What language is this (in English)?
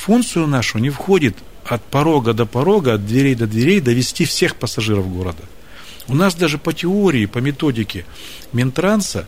Russian